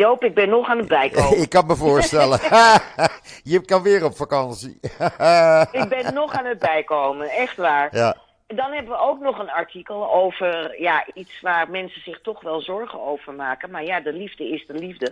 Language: Dutch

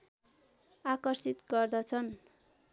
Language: Nepali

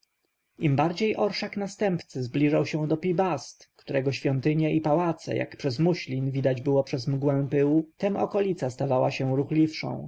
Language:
Polish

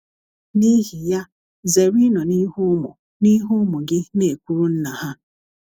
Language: Igbo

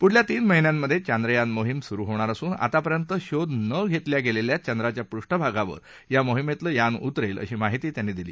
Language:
Marathi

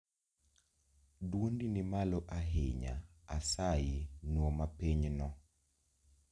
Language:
Luo (Kenya and Tanzania)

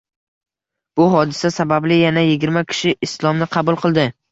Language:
Uzbek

